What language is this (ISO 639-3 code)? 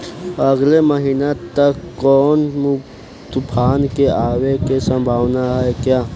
bho